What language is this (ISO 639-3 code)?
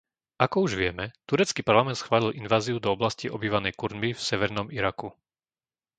slk